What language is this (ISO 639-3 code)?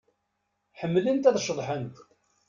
kab